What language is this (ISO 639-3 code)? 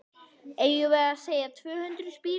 isl